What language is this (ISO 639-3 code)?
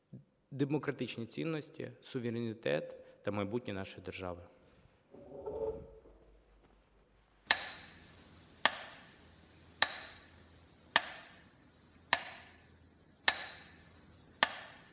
ukr